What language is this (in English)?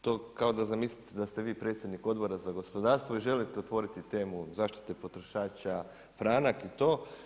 Croatian